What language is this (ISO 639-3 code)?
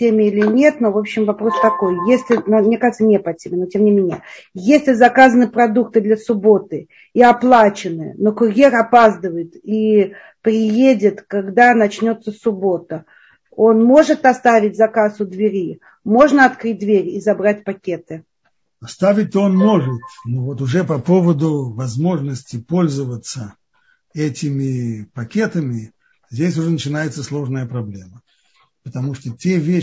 rus